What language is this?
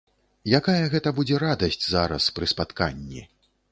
Belarusian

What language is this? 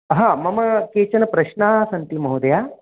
Sanskrit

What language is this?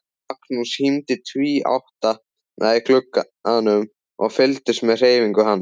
Icelandic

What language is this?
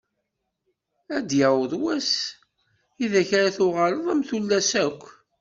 Kabyle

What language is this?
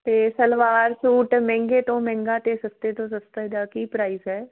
Punjabi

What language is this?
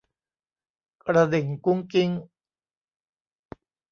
Thai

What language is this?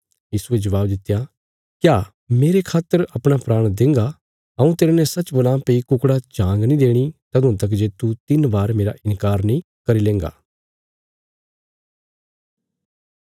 Bilaspuri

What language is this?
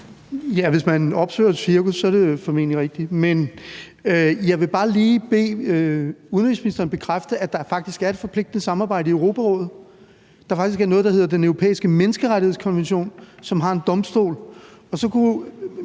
Danish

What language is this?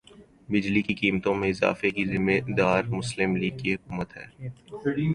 Urdu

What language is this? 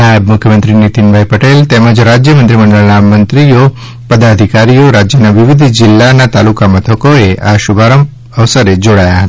Gujarati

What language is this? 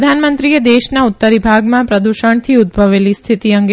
Gujarati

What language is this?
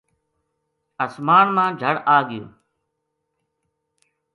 Gujari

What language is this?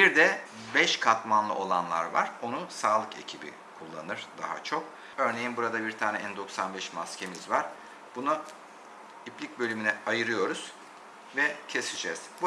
Turkish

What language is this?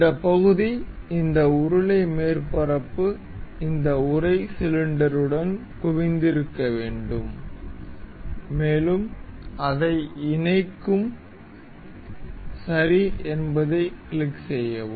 Tamil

